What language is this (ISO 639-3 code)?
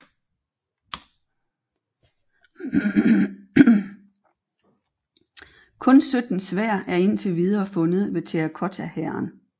dan